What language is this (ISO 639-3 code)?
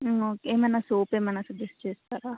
tel